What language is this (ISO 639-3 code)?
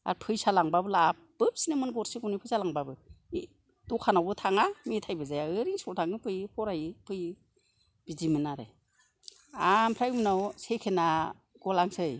brx